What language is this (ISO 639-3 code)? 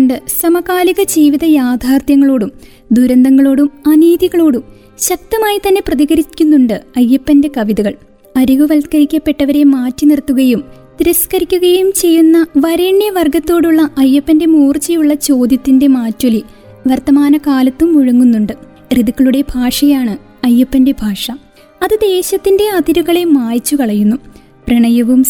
mal